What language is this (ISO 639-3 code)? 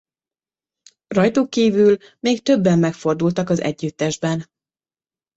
hun